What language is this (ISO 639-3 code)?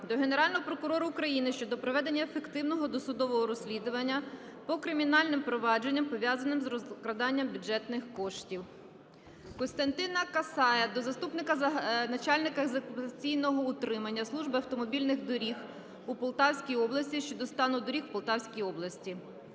ukr